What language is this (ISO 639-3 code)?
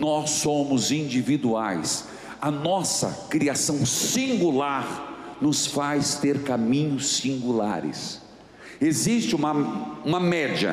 por